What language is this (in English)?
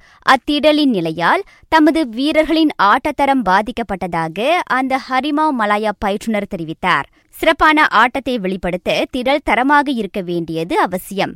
Tamil